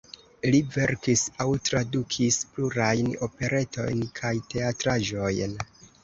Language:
Esperanto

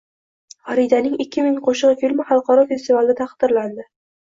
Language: Uzbek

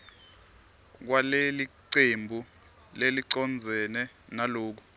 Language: Swati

